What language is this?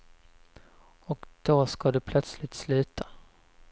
Swedish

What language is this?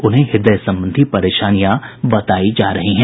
Hindi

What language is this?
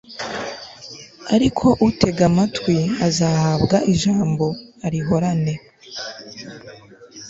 Kinyarwanda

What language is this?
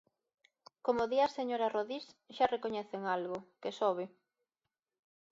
Galician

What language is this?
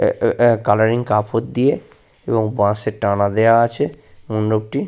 Bangla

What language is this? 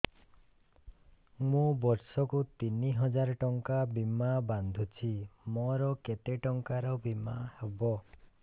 Odia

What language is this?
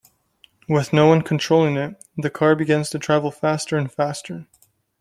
English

